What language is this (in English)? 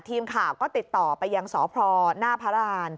Thai